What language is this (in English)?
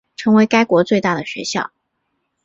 Chinese